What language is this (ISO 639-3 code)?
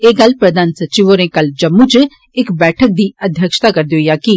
doi